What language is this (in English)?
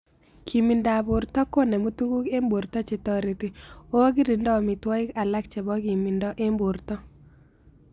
Kalenjin